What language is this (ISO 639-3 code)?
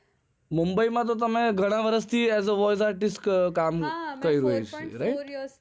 guj